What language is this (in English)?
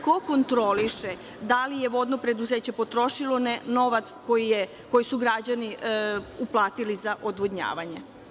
Serbian